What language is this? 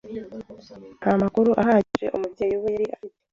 Kinyarwanda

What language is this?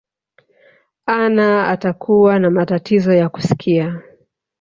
Swahili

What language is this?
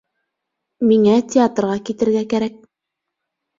Bashkir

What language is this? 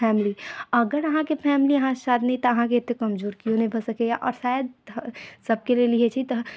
Maithili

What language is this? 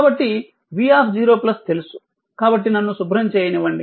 Telugu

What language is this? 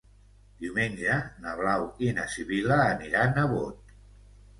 Catalan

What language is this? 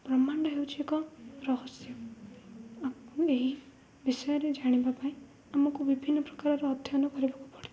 Odia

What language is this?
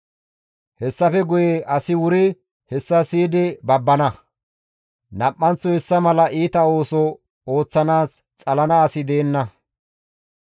Gamo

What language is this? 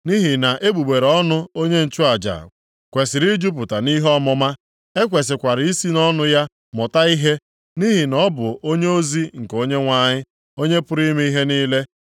Igbo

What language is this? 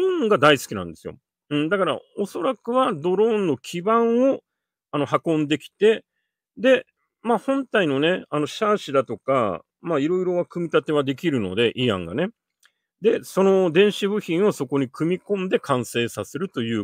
Japanese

